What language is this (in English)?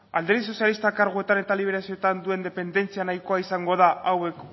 Basque